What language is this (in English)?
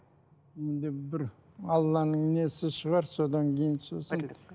Kazakh